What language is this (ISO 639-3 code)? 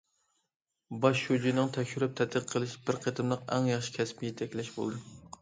uig